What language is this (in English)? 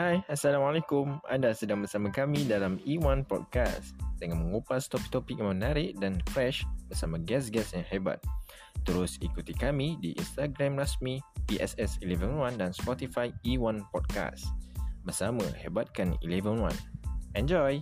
Malay